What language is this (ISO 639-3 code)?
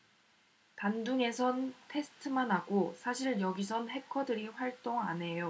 kor